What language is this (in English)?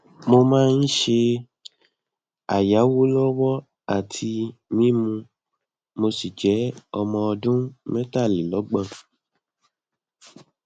Yoruba